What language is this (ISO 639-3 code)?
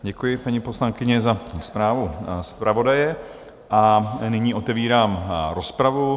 ces